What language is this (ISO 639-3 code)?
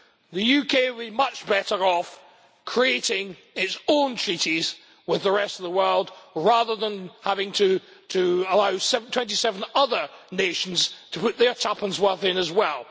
eng